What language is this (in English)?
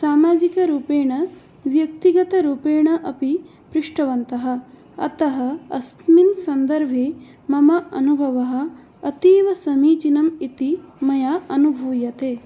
Sanskrit